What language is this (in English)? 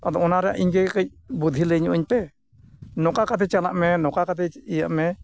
Santali